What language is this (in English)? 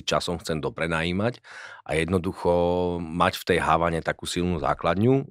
Slovak